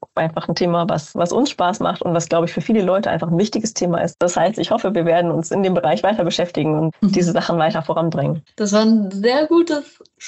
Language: German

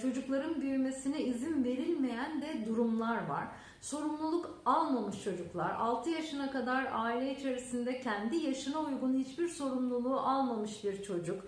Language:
Turkish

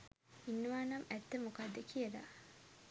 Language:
Sinhala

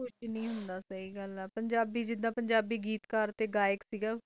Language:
Punjabi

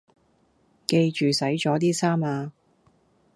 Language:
Cantonese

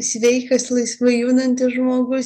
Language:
Lithuanian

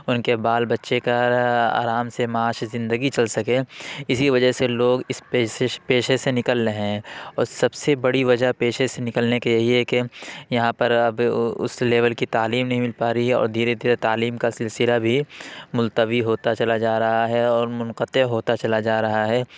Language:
Urdu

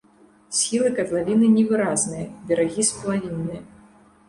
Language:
Belarusian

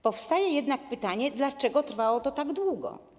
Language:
Polish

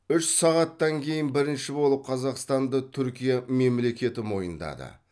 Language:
Kazakh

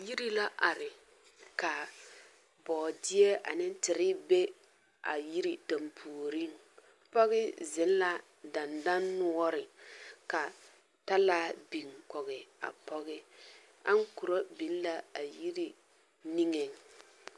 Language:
Southern Dagaare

